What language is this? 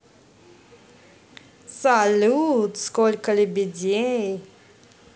Russian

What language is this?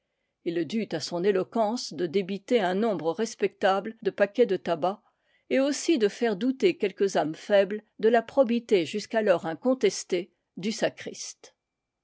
French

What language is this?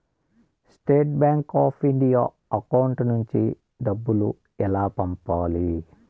Telugu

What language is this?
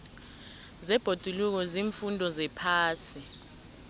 South Ndebele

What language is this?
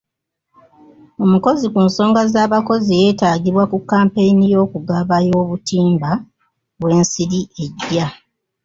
Ganda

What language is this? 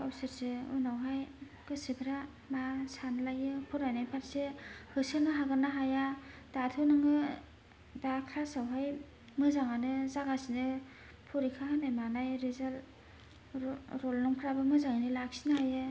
Bodo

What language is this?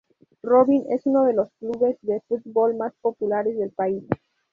Spanish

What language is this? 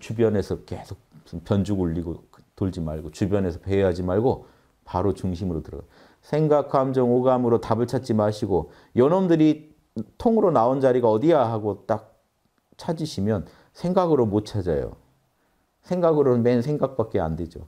Korean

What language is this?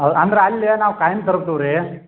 Kannada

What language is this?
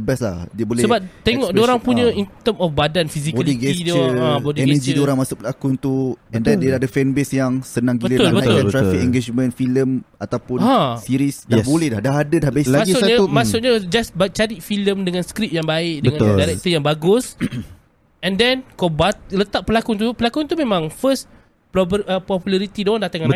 Malay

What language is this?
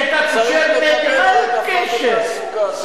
Hebrew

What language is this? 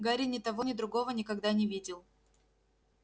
Russian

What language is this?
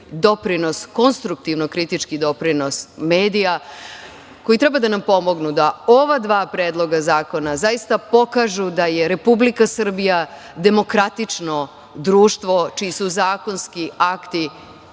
Serbian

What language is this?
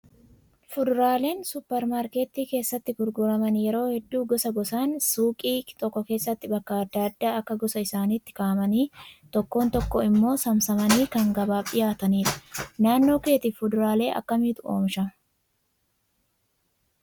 Oromo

